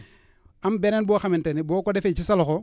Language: Wolof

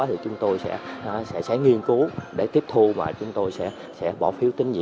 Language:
Vietnamese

